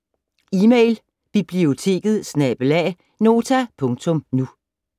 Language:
Danish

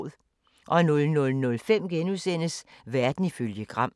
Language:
Danish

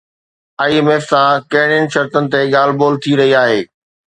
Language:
Sindhi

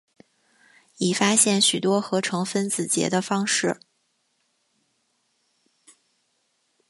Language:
Chinese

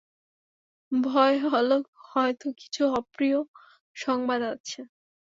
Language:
Bangla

